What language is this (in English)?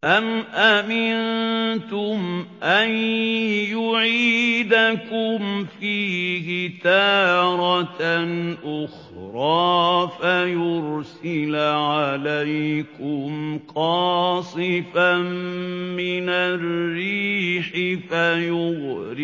Arabic